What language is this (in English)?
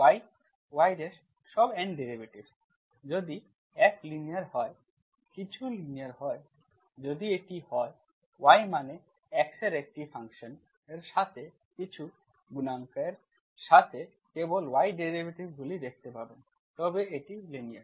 Bangla